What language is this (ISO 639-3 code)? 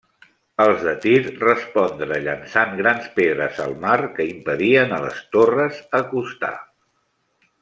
cat